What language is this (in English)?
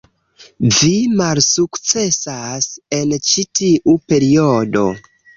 Esperanto